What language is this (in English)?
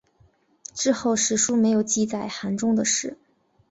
Chinese